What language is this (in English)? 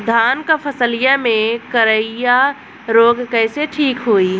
Bhojpuri